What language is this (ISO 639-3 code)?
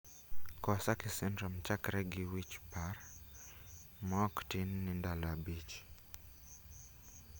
luo